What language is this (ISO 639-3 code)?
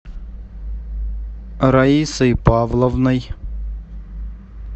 rus